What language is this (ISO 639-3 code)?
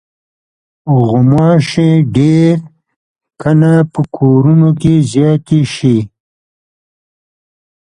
pus